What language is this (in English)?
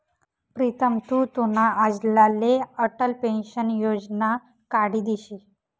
Marathi